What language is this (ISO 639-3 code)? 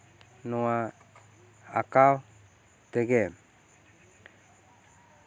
sat